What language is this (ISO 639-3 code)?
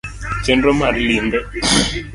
luo